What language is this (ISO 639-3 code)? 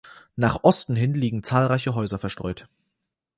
deu